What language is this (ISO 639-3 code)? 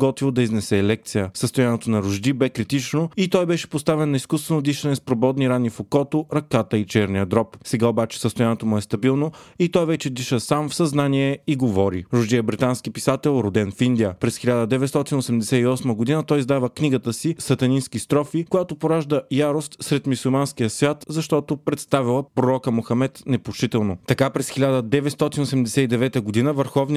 bul